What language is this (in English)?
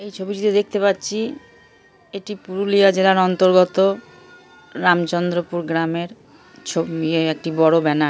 Bangla